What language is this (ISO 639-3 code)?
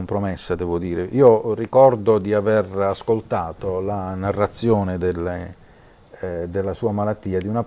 ita